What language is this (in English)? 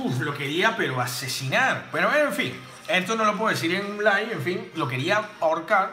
Spanish